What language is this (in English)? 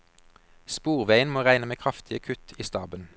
Norwegian